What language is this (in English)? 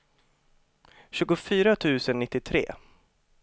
Swedish